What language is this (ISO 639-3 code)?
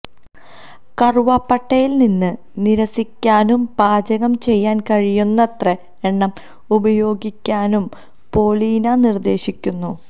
mal